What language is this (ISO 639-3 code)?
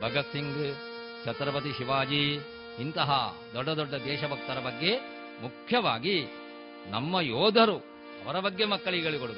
kan